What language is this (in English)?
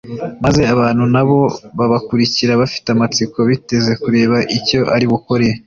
Kinyarwanda